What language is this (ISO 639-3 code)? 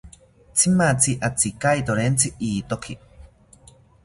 cpy